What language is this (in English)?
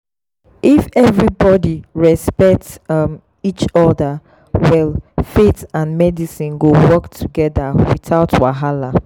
Nigerian Pidgin